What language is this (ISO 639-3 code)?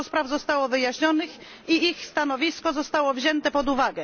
pol